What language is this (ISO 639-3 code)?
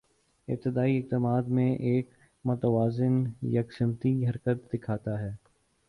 urd